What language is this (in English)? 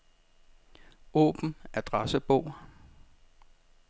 Danish